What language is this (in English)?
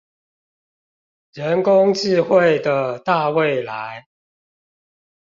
Chinese